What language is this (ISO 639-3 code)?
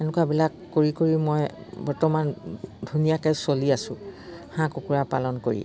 asm